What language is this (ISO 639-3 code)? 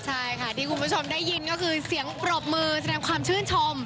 tha